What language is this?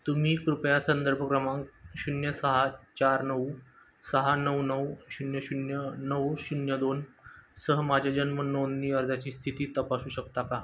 Marathi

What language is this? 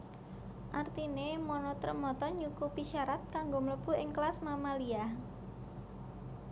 Javanese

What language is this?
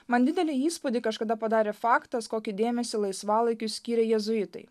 Lithuanian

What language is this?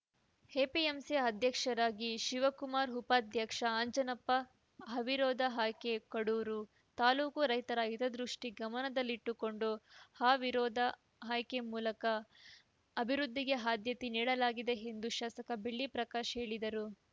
Kannada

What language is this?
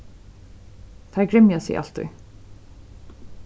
Faroese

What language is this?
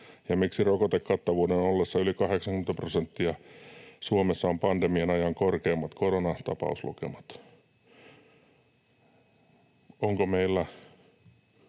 Finnish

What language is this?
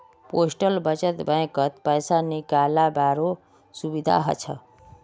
Magahi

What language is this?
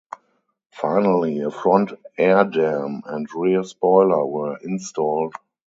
English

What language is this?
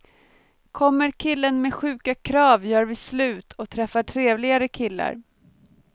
Swedish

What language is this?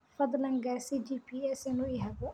Somali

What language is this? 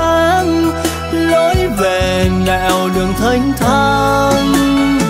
Vietnamese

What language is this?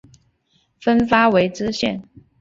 Chinese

